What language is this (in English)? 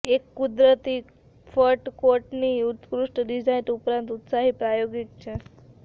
Gujarati